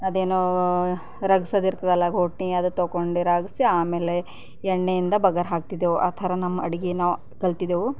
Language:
Kannada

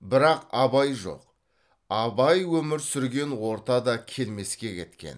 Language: Kazakh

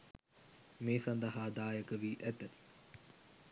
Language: Sinhala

